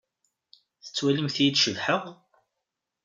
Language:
Kabyle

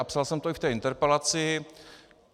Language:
Czech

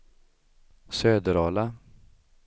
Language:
Swedish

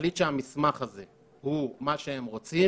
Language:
Hebrew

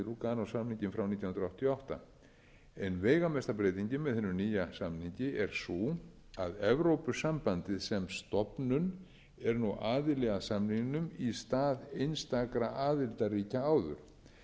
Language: Icelandic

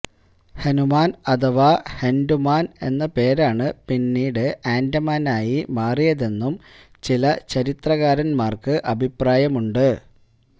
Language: Malayalam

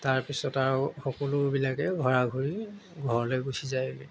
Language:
Assamese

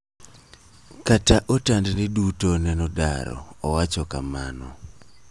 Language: Luo (Kenya and Tanzania)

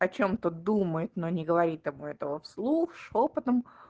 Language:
Russian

